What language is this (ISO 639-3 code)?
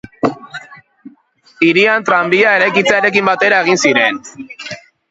eus